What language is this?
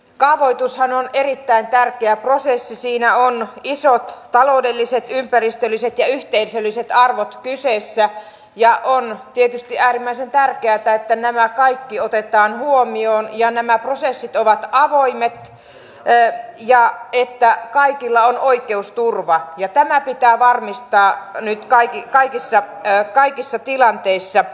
Finnish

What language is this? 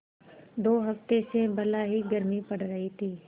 Hindi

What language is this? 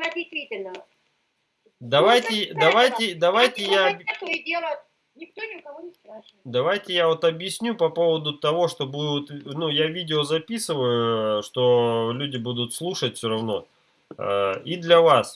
Russian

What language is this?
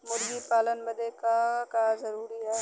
Bhojpuri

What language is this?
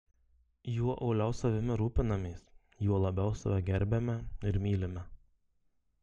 Lithuanian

